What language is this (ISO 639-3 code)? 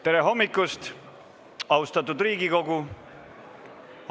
est